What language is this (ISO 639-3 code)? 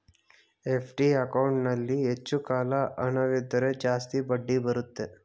kan